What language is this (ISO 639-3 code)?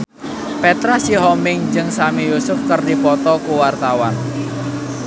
sun